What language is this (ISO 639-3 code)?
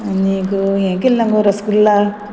kok